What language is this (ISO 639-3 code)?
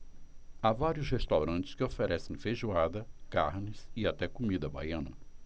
por